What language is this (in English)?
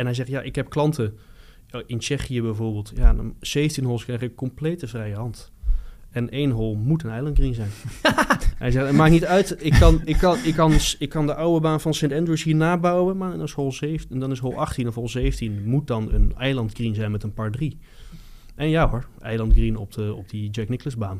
Dutch